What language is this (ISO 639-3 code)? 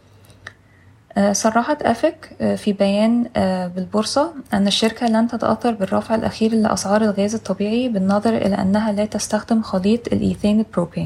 ara